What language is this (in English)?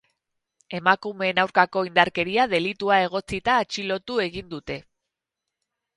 Basque